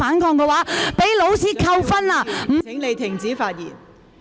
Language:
Cantonese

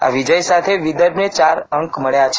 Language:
Gujarati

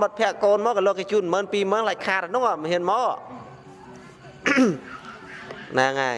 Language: Vietnamese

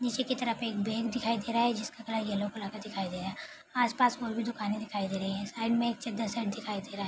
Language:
Hindi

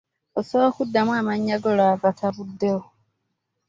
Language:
Ganda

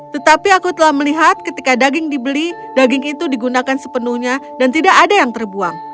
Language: Indonesian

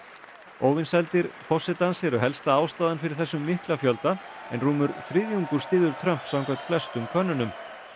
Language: Icelandic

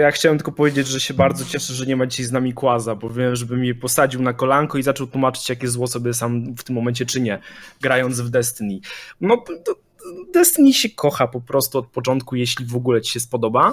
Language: Polish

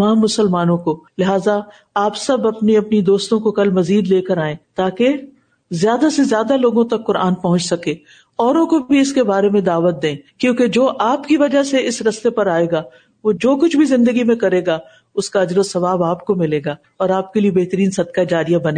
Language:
Urdu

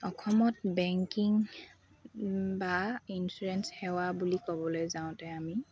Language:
Assamese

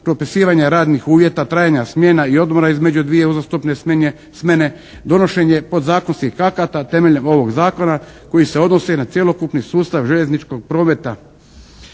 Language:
Croatian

